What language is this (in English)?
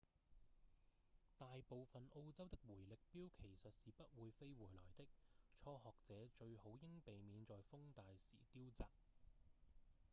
Cantonese